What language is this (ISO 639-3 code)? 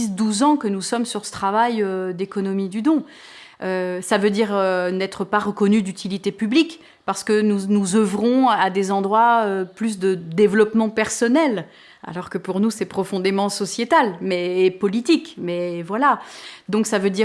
fra